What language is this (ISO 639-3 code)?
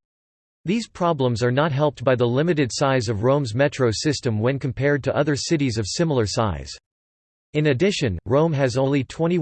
eng